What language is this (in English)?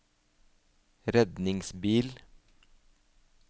Norwegian